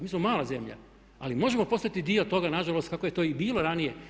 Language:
Croatian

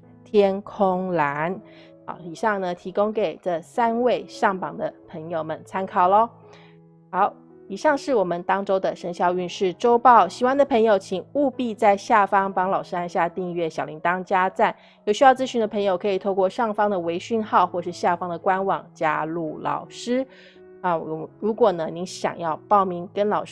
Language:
Chinese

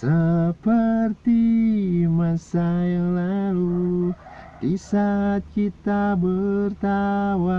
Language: Indonesian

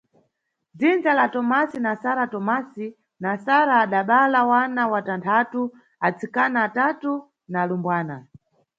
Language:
Nyungwe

